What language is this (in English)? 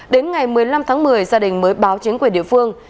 Vietnamese